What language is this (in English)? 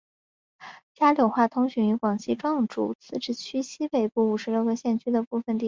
Chinese